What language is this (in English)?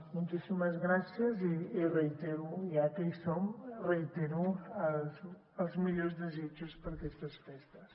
Catalan